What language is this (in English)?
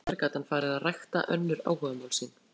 Icelandic